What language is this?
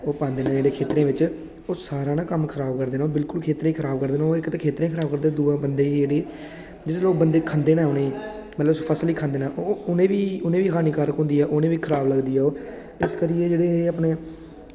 Dogri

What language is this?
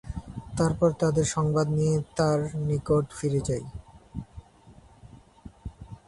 Bangla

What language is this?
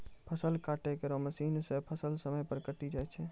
Maithili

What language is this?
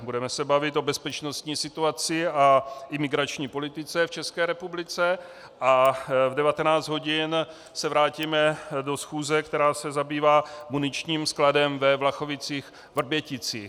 Czech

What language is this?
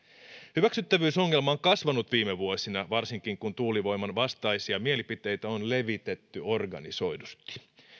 Finnish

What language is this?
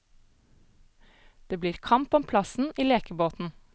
Norwegian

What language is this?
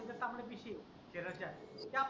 Marathi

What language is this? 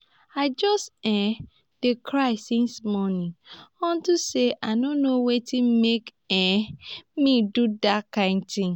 Nigerian Pidgin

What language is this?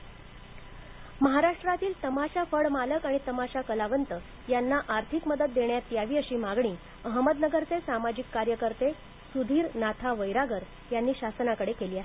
Marathi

